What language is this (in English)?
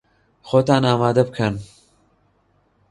Central Kurdish